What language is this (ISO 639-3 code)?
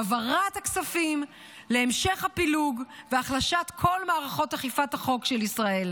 heb